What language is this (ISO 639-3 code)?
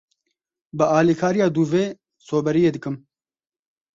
kur